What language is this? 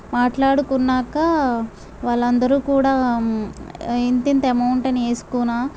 Telugu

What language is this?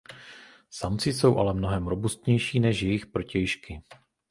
Czech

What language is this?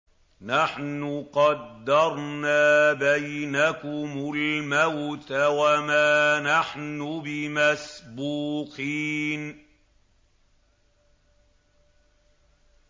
Arabic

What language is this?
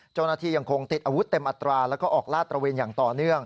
Thai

